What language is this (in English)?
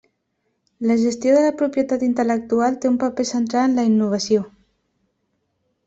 Catalan